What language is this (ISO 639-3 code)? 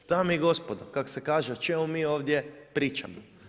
hrv